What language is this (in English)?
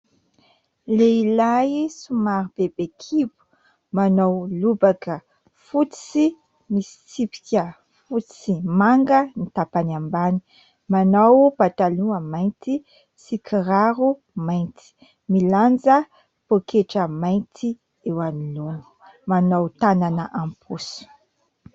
Malagasy